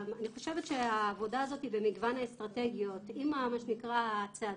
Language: Hebrew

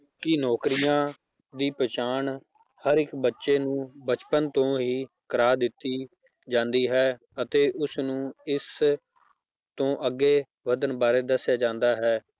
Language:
Punjabi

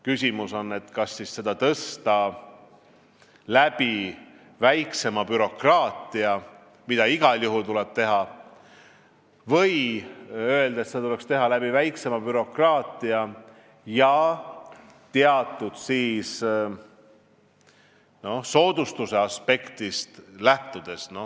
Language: Estonian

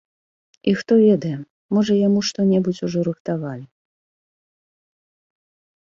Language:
Belarusian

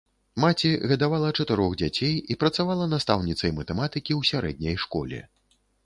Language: Belarusian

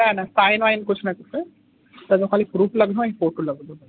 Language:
Sindhi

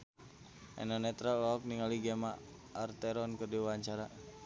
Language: Sundanese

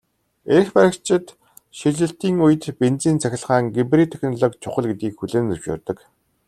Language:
Mongolian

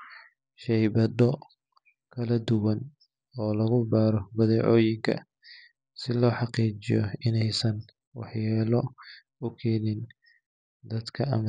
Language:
Somali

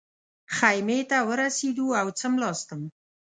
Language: Pashto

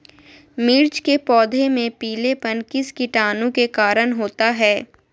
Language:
Magahi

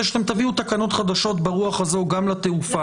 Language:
Hebrew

